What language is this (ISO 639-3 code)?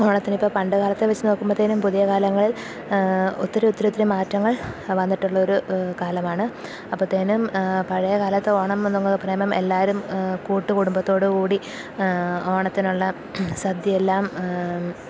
mal